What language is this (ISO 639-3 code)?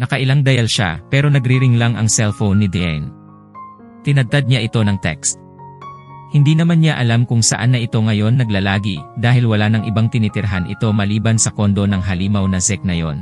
fil